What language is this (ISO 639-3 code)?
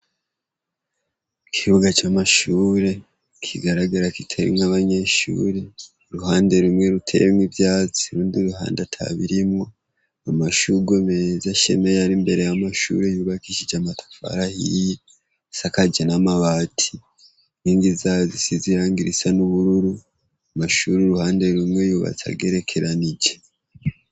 run